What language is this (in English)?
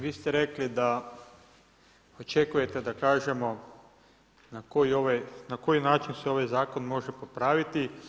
Croatian